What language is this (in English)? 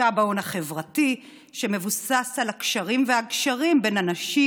Hebrew